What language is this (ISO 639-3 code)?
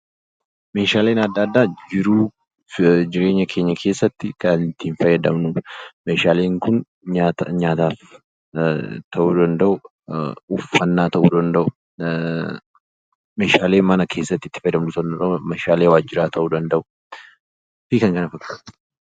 orm